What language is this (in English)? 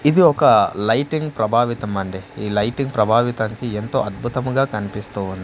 Telugu